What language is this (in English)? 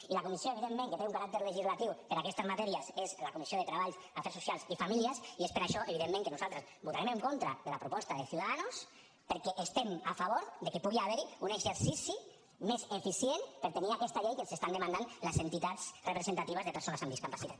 Catalan